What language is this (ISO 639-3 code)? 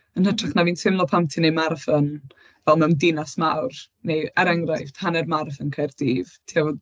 cym